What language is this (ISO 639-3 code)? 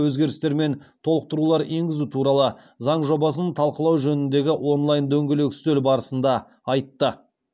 kaz